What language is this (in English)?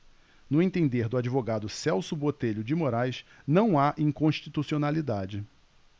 Portuguese